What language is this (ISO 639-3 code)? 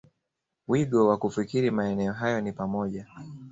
swa